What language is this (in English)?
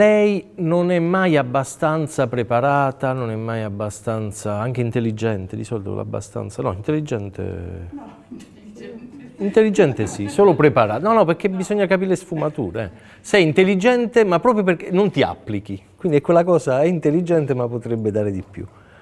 Italian